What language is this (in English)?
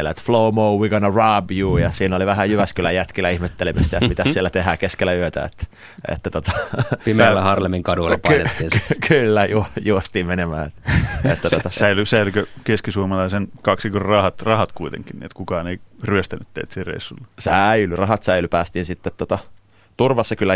Finnish